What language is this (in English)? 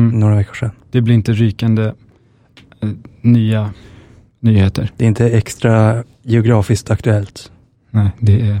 Swedish